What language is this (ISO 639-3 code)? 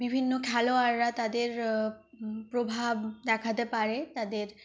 ben